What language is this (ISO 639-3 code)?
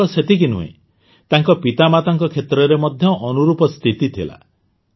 ori